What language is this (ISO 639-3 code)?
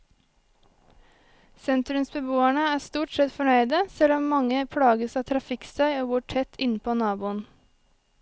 nor